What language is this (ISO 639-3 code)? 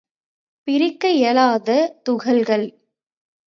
tam